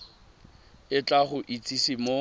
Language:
Tswana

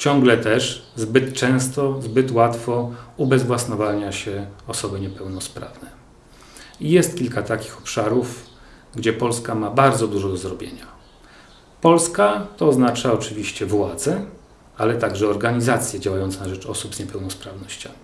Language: Polish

